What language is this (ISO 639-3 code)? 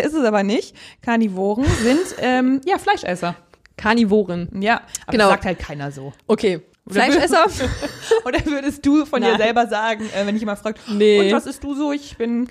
deu